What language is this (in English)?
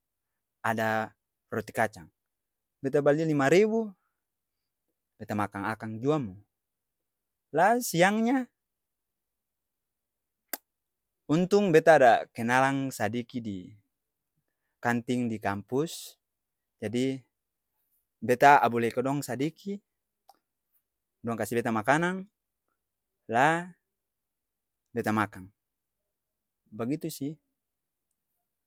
Ambonese Malay